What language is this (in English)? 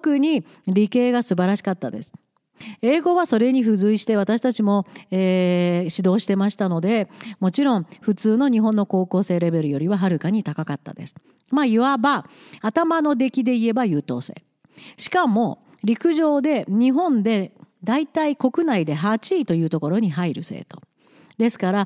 Japanese